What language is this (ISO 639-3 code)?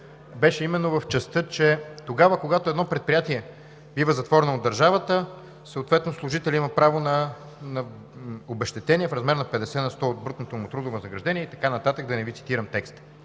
bul